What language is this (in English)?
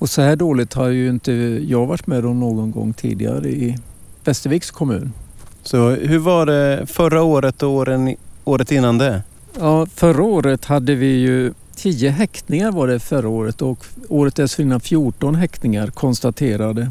Swedish